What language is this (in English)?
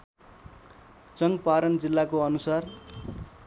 Nepali